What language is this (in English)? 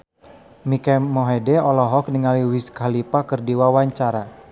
Sundanese